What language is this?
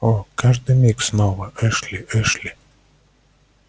Russian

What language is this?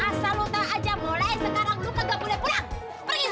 Indonesian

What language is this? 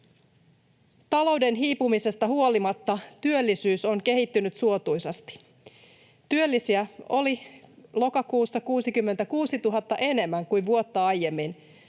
Finnish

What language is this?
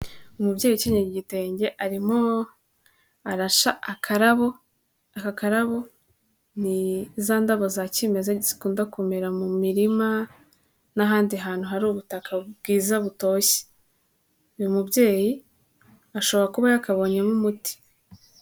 Kinyarwanda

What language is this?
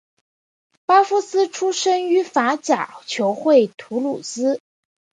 Chinese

